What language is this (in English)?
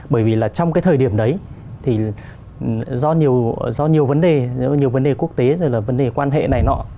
Vietnamese